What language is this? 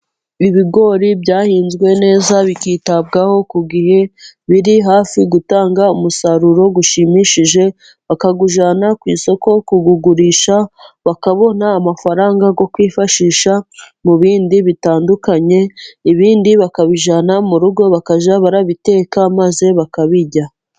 Kinyarwanda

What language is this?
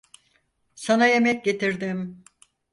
Turkish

